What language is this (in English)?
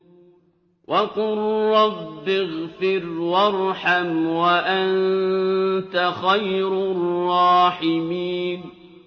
Arabic